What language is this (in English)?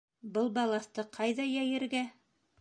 Bashkir